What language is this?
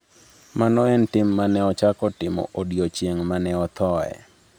Luo (Kenya and Tanzania)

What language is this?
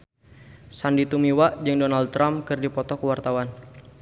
Sundanese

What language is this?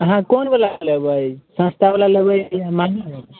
Maithili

